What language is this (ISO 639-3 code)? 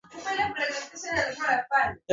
swa